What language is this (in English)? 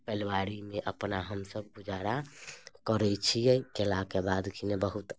Maithili